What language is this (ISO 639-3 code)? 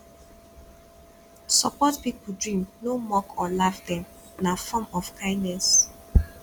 pcm